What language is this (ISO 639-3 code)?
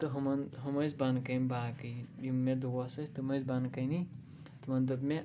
kas